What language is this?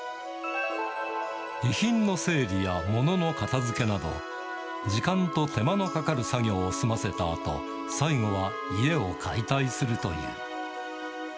Japanese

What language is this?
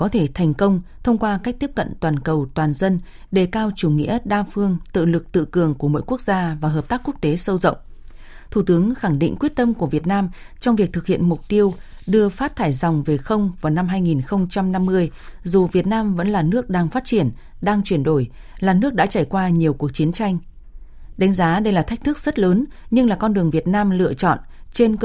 Vietnamese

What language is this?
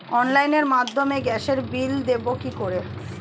Bangla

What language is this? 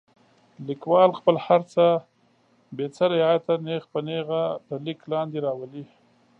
Pashto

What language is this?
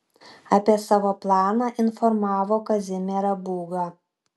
Lithuanian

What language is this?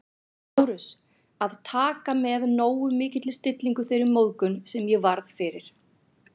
Icelandic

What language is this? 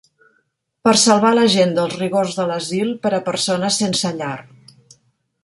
Catalan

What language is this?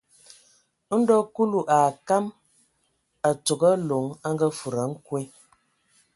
Ewondo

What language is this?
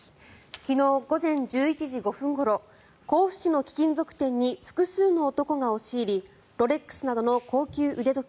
Japanese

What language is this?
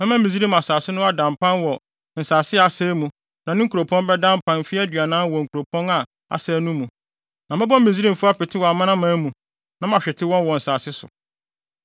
Akan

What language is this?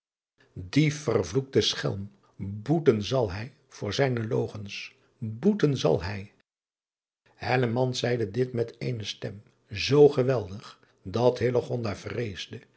Dutch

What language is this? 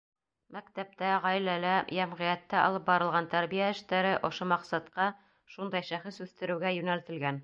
Bashkir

